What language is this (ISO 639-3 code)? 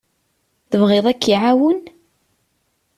kab